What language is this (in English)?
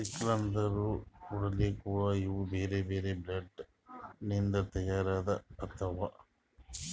Kannada